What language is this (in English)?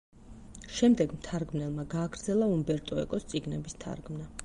Georgian